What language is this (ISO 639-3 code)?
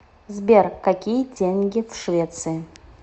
rus